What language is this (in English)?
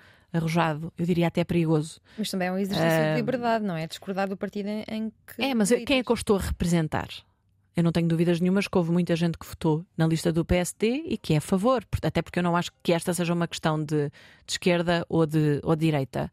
Portuguese